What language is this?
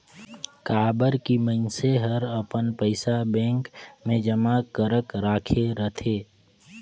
Chhattisgarhi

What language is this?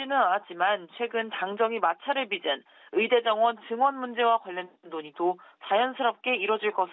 Korean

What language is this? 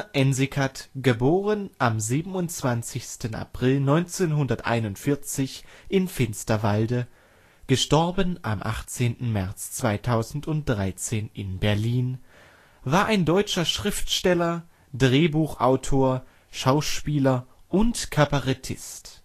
German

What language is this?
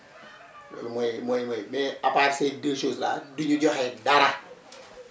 Wolof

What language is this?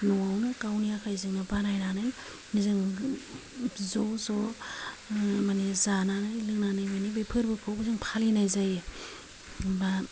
Bodo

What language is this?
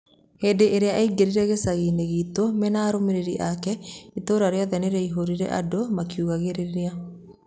Kikuyu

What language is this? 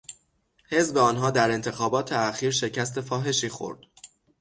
Persian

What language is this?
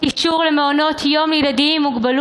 Hebrew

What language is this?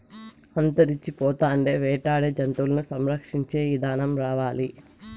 Telugu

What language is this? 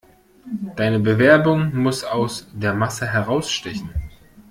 German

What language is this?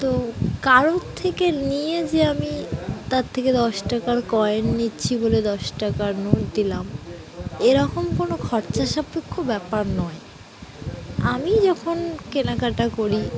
Bangla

